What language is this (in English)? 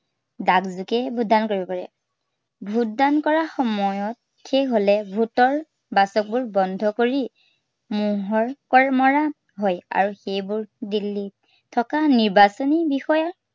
Assamese